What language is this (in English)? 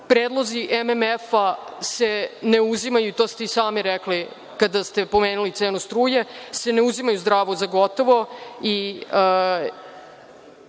Serbian